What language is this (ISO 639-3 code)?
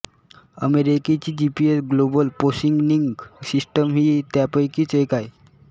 mar